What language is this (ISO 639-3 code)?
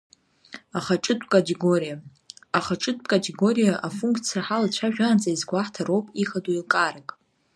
abk